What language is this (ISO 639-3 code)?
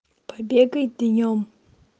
rus